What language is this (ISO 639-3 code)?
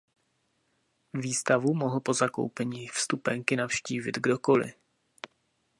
ces